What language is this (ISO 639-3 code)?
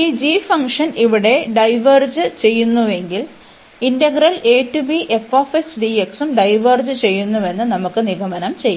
mal